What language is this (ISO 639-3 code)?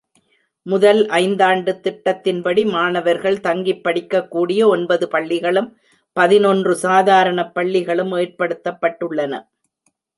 tam